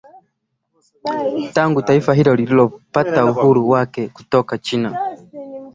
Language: Swahili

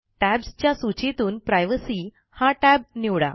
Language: Marathi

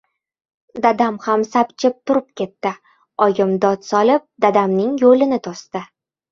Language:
Uzbek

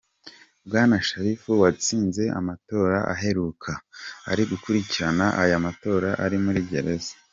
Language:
Kinyarwanda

